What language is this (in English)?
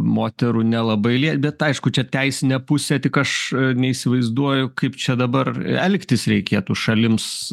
Lithuanian